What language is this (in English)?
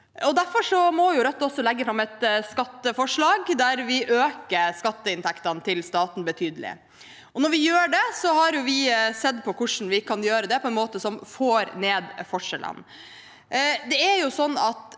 Norwegian